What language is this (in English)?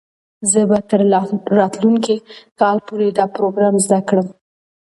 Pashto